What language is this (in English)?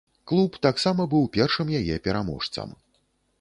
Belarusian